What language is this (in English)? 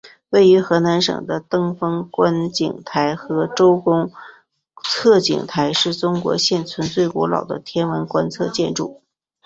Chinese